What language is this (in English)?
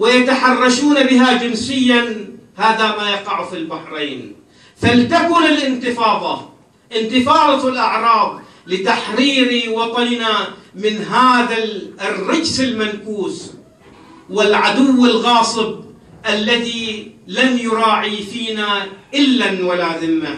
Arabic